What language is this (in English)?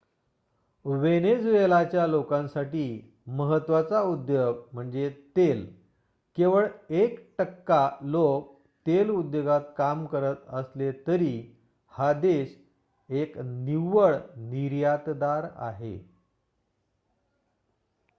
Marathi